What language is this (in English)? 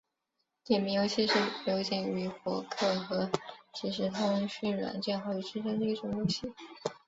Chinese